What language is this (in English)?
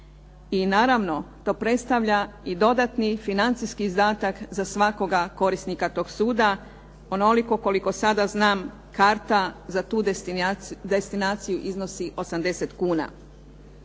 Croatian